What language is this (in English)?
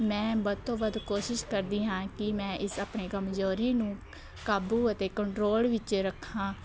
Punjabi